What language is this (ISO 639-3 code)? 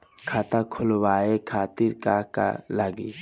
bho